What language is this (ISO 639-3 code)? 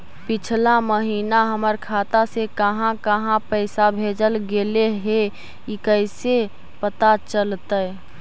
mag